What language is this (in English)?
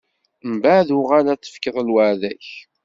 Kabyle